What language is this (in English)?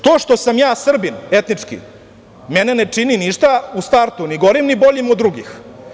Serbian